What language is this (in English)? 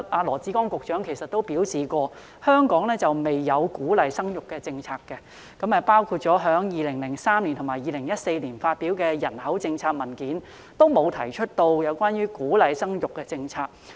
Cantonese